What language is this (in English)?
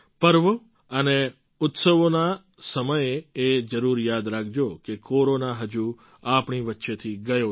Gujarati